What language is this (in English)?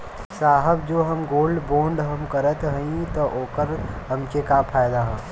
Bhojpuri